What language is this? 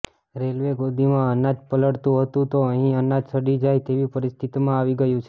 Gujarati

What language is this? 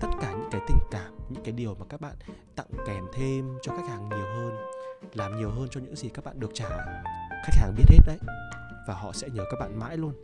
Vietnamese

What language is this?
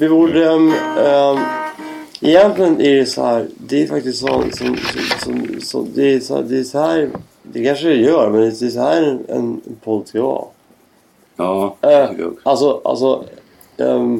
Swedish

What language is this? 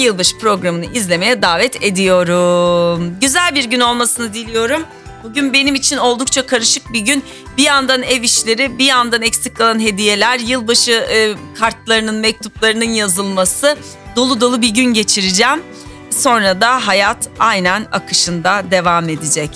Turkish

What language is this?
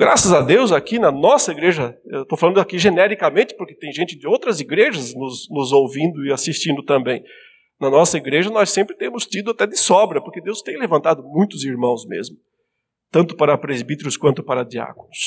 Portuguese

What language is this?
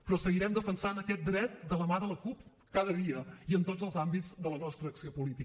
Catalan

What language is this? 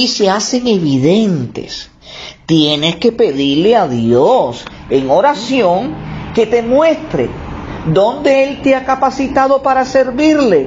Spanish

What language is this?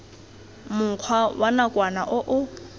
Tswana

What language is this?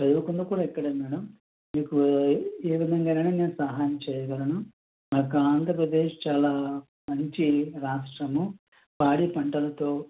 Telugu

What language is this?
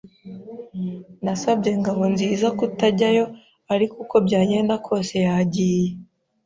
Kinyarwanda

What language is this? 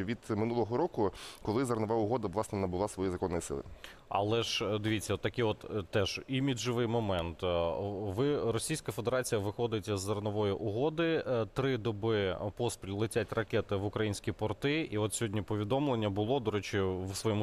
Ukrainian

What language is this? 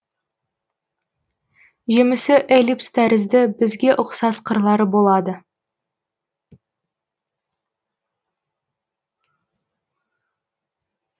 Kazakh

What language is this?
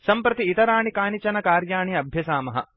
Sanskrit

